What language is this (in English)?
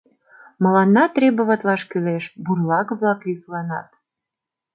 Mari